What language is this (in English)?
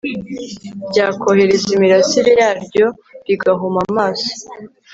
Kinyarwanda